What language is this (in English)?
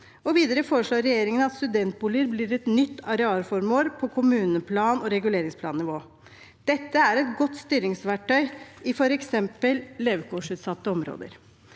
Norwegian